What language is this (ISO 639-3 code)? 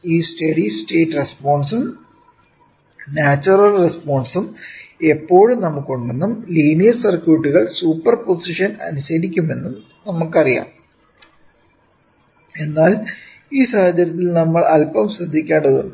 mal